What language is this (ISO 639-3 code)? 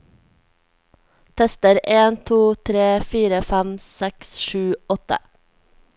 nor